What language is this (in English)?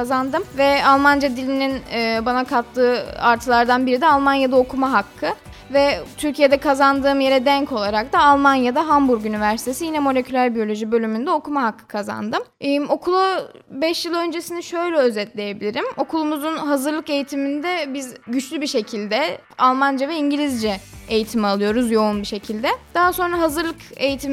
Turkish